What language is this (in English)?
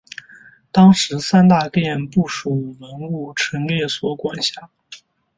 Chinese